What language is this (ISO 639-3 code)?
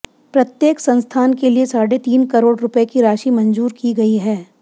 hin